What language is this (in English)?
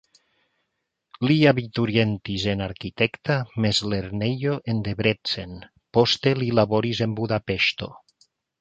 Esperanto